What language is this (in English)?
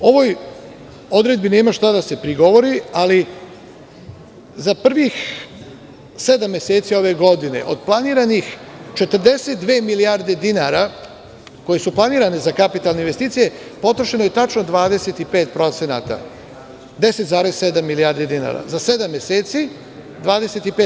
Serbian